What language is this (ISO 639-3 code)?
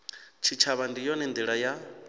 ven